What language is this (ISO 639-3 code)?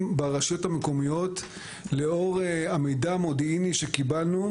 heb